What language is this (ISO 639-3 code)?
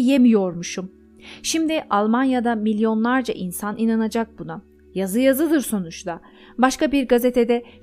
tur